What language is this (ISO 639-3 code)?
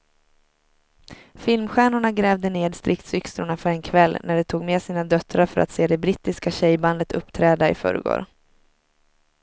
swe